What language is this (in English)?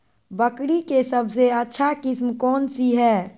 Magahi